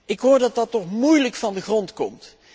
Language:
Dutch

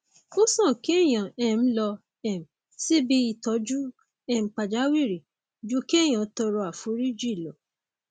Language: Yoruba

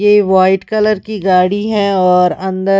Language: Hindi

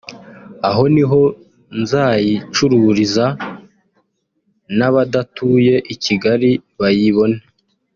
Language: Kinyarwanda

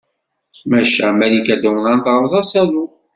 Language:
Kabyle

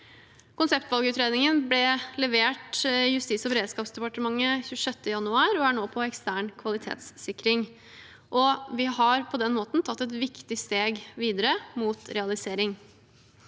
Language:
Norwegian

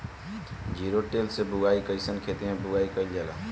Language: Bhojpuri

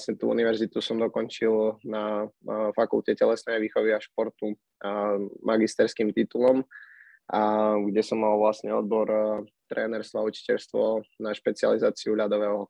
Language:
Slovak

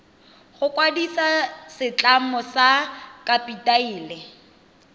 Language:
Tswana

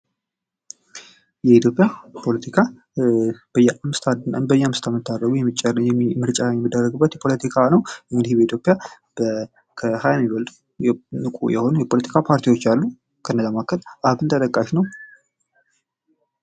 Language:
Amharic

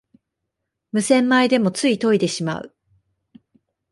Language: Japanese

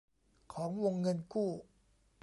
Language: Thai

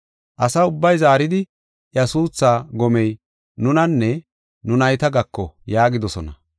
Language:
Gofa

